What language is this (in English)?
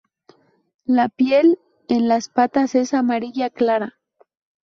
Spanish